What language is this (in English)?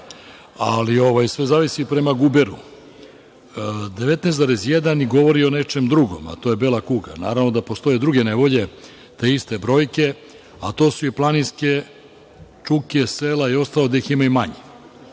Serbian